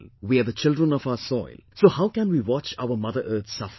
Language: English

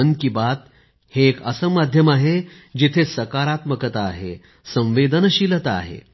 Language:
Marathi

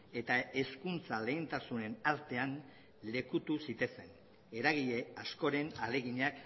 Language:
Basque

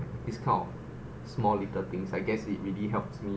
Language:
English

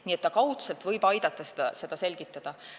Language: Estonian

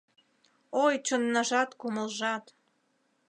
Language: Mari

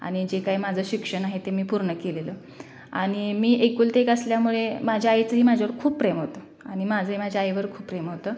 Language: Marathi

